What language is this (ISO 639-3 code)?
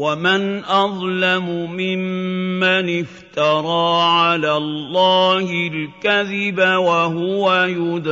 ara